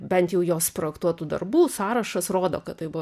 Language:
Lithuanian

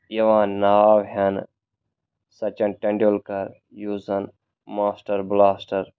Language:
Kashmiri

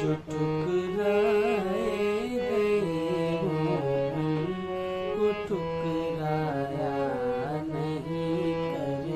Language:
Hindi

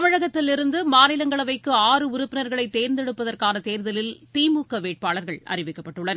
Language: Tamil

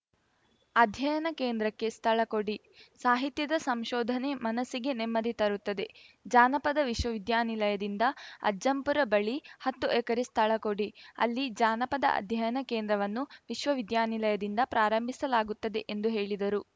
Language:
Kannada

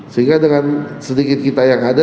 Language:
Indonesian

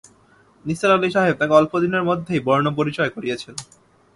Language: Bangla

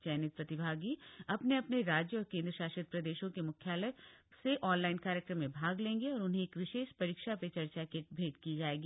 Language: Hindi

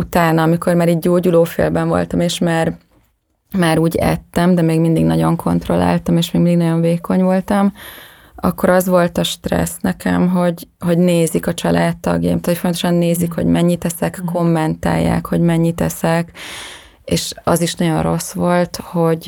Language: Hungarian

